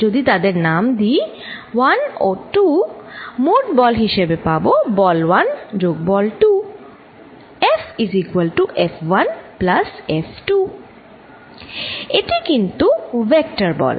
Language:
Bangla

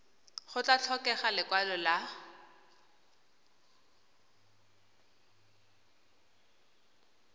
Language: Tswana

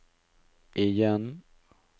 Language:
Norwegian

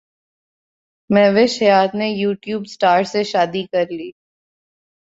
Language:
Urdu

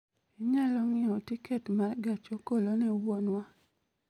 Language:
Luo (Kenya and Tanzania)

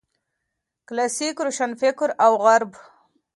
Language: Pashto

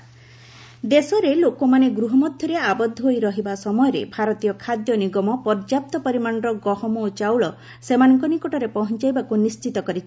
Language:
Odia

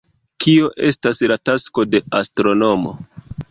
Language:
Esperanto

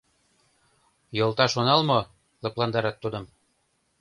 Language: Mari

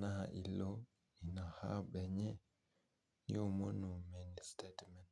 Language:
Masai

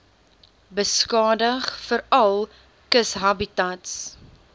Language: Afrikaans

